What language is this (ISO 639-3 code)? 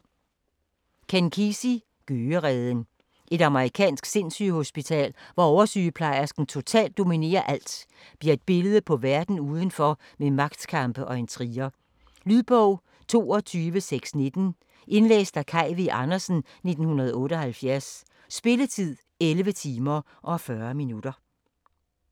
dan